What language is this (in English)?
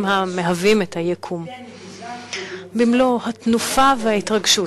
Hebrew